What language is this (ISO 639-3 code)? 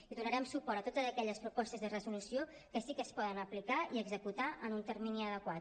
cat